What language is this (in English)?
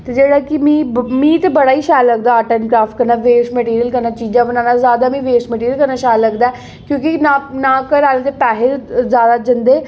Dogri